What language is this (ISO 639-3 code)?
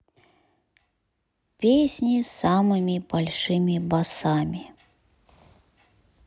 rus